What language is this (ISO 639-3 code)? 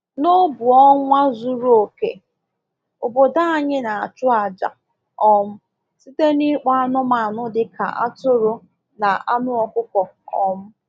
ibo